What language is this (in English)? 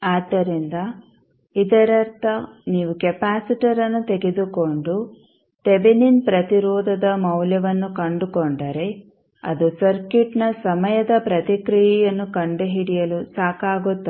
Kannada